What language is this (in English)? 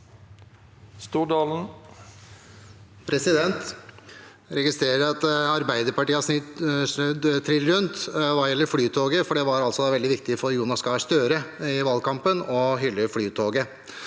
Norwegian